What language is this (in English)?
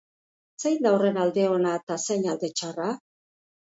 Basque